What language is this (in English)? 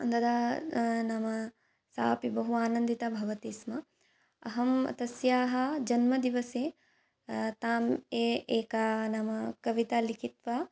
Sanskrit